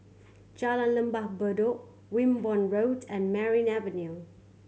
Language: English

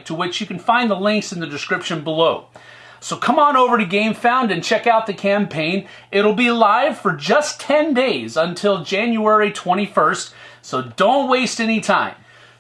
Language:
English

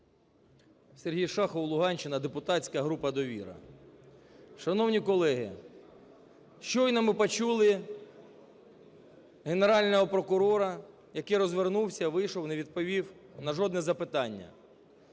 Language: Ukrainian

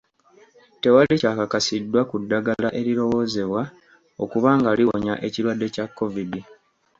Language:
Ganda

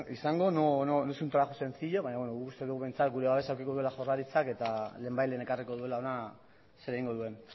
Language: Basque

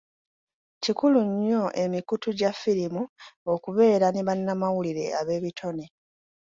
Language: Ganda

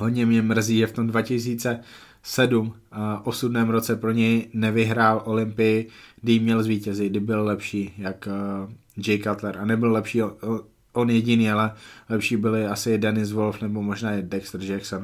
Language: Czech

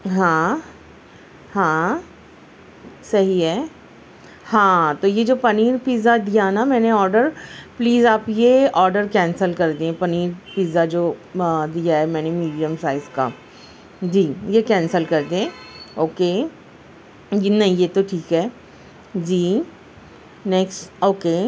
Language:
Urdu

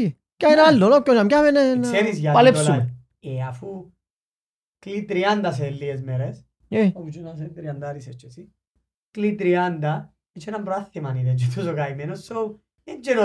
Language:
Greek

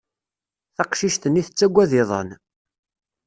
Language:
Kabyle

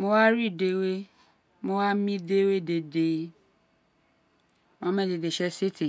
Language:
Isekiri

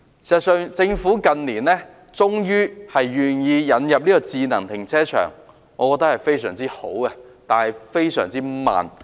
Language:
Cantonese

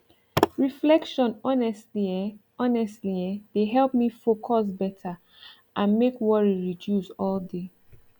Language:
Nigerian Pidgin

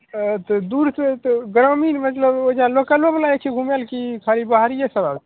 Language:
Maithili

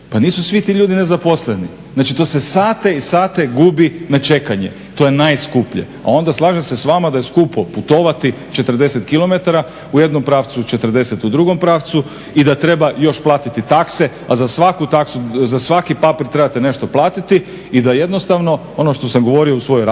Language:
Croatian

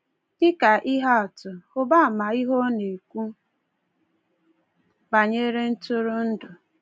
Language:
Igbo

